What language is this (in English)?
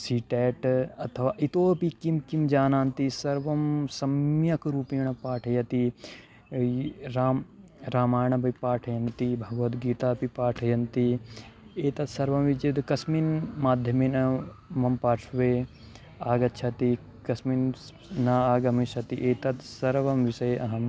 Sanskrit